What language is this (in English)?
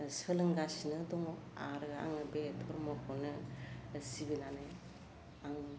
Bodo